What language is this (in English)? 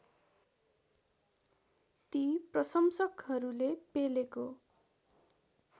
Nepali